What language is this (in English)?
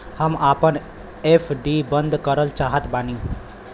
Bhojpuri